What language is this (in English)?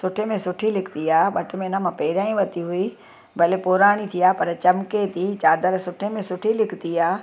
Sindhi